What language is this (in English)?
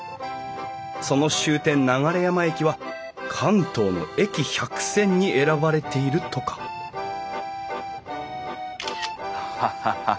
Japanese